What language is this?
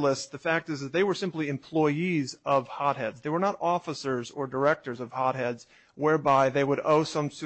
English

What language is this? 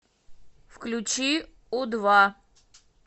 Russian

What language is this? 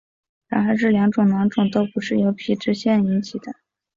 Chinese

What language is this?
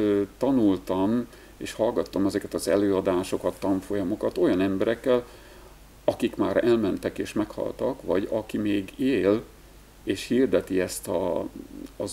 Hungarian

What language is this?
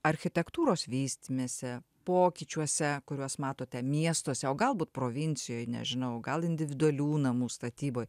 Lithuanian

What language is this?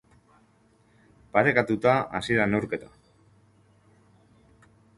Basque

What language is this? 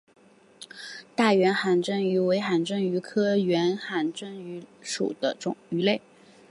Chinese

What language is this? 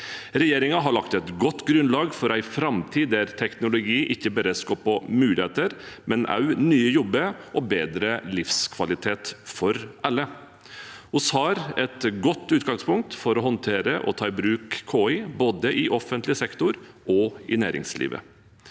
Norwegian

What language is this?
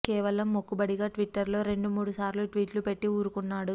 Telugu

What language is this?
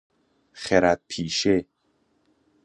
Persian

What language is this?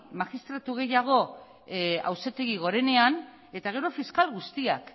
Basque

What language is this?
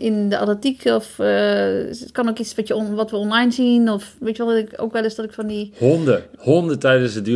Dutch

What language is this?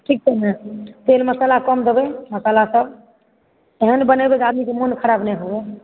Maithili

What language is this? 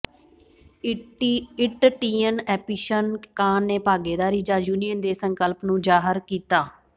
Punjabi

